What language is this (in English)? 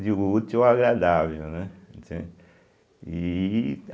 Portuguese